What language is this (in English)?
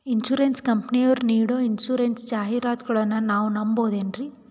Kannada